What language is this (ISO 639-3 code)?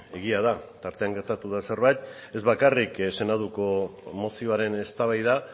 eus